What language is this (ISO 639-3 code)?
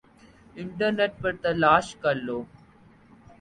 urd